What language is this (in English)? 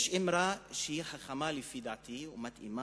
Hebrew